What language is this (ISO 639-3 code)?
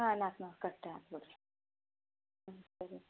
kan